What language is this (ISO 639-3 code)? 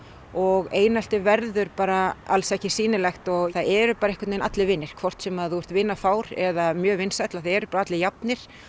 isl